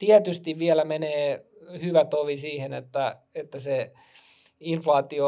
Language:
Finnish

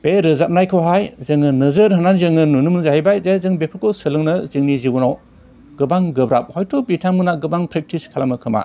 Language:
Bodo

